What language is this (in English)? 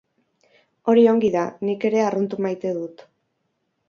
Basque